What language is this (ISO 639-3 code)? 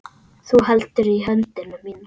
isl